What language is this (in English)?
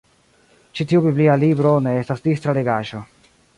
Esperanto